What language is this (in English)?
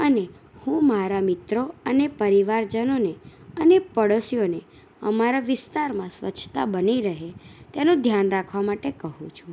Gujarati